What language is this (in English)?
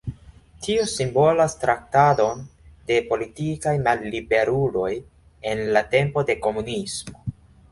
Esperanto